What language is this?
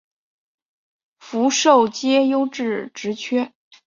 Chinese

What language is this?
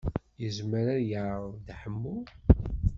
Kabyle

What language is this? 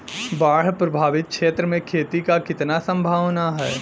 Bhojpuri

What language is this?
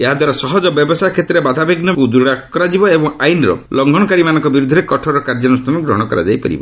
Odia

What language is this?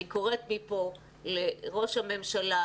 Hebrew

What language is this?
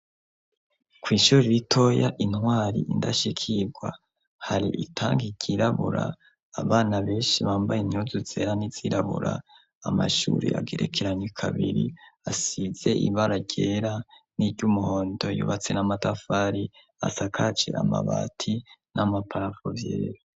Rundi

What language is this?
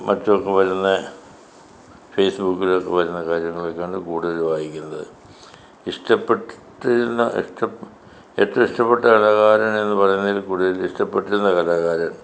Malayalam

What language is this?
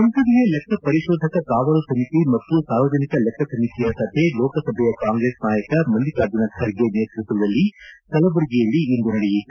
Kannada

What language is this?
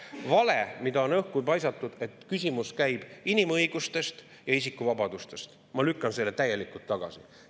Estonian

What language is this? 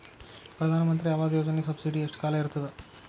Kannada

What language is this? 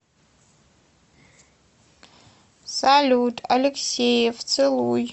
Russian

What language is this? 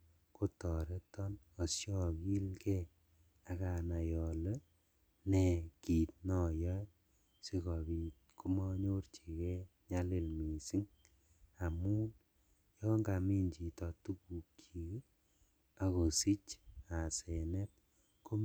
Kalenjin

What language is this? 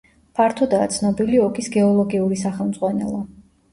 Georgian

